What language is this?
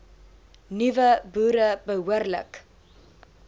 Afrikaans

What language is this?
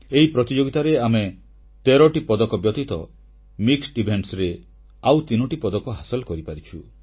Odia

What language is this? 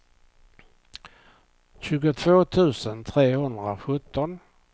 Swedish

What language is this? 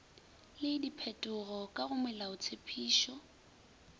Northern Sotho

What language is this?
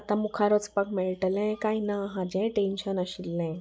Konkani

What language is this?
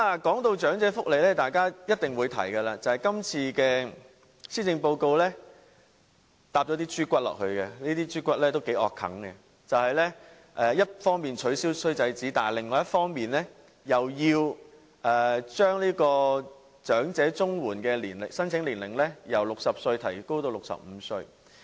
Cantonese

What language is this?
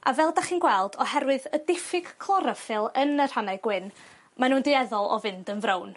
Welsh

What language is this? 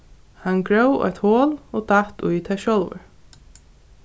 Faroese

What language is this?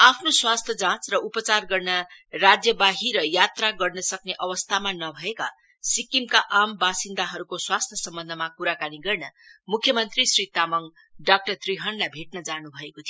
Nepali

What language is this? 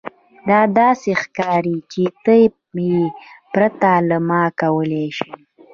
Pashto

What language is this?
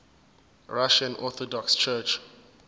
Zulu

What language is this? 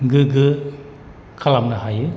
Bodo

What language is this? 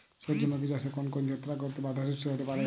Bangla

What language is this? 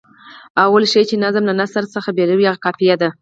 Pashto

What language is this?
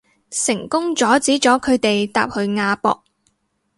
Cantonese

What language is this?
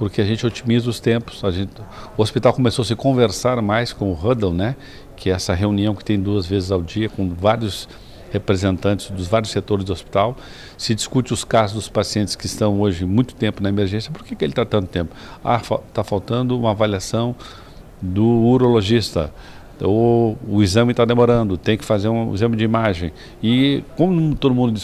Portuguese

